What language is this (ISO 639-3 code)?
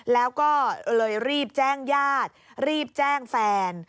tha